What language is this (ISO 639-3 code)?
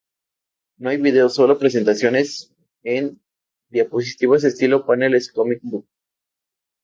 spa